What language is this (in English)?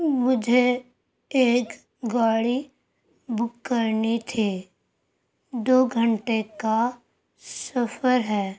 Urdu